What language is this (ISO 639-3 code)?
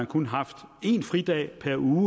dan